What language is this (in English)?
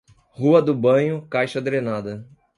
Portuguese